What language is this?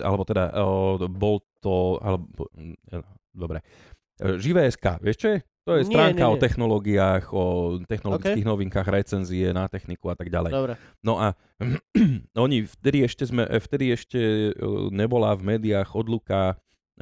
Slovak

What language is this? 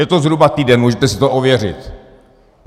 Czech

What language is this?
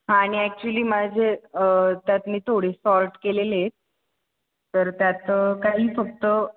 Marathi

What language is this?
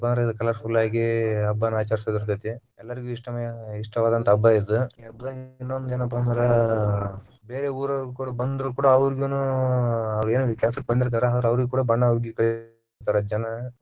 Kannada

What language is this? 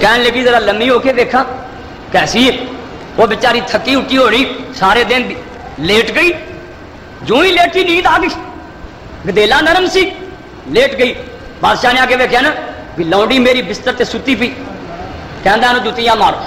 Hindi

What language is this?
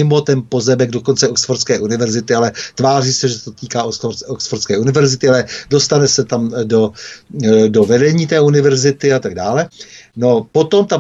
Czech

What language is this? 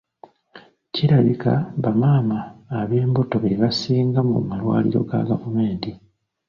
Ganda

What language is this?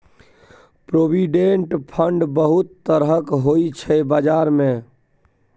Maithili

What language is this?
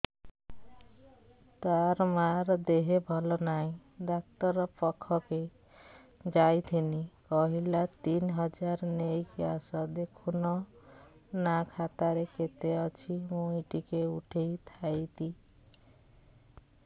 Odia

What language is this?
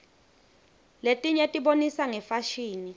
Swati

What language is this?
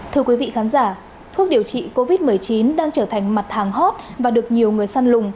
Vietnamese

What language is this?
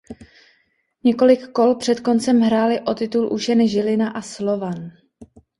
Czech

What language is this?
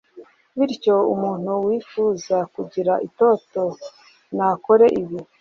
Kinyarwanda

